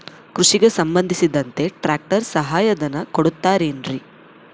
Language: Kannada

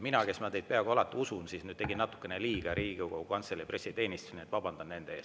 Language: Estonian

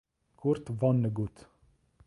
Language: Italian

